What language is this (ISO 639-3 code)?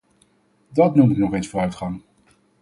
nld